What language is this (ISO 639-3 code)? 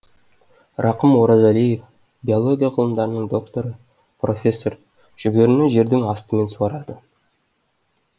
kaz